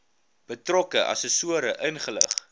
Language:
Afrikaans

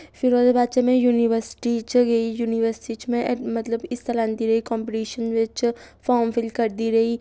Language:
Dogri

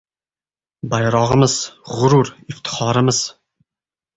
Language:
Uzbek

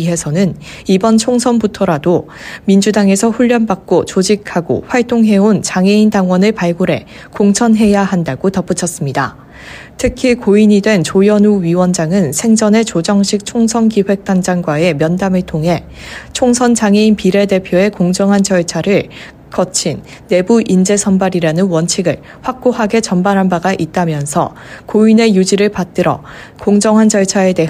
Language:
Korean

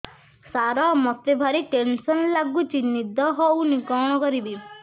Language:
Odia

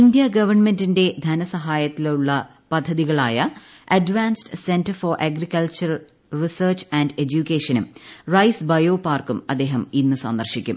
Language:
Malayalam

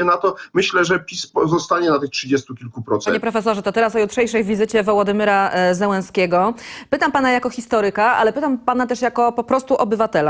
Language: Polish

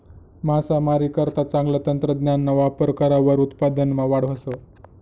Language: Marathi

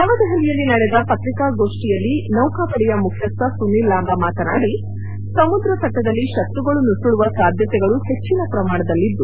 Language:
Kannada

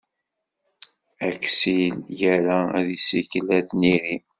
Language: Kabyle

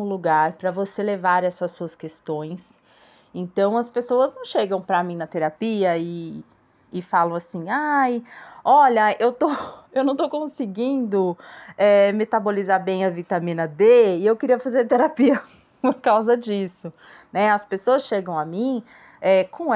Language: Portuguese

